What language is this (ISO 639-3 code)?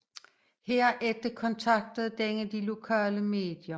dan